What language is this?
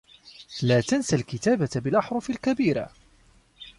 Arabic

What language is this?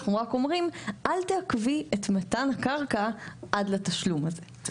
Hebrew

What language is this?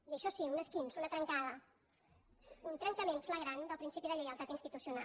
Catalan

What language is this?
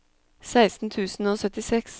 Norwegian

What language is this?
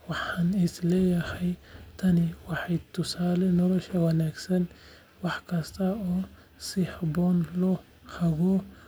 Somali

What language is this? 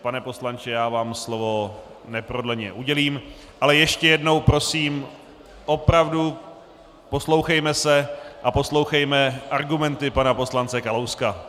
Czech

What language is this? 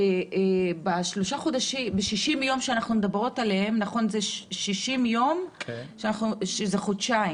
Hebrew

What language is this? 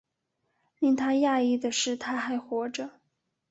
Chinese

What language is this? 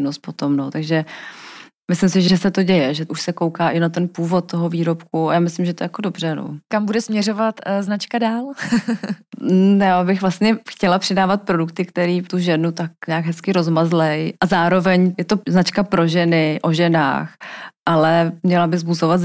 Czech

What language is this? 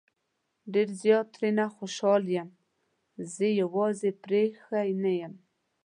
Pashto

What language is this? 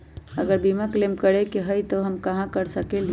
Magahi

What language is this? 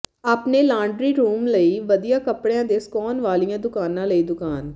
Punjabi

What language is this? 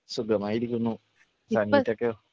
Malayalam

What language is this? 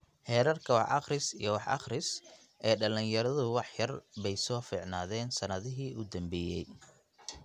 Somali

